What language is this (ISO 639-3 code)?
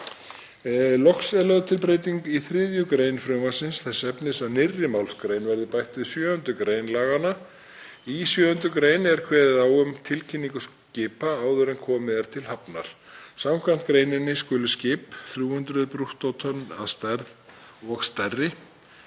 isl